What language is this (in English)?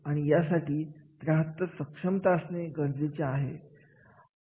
Marathi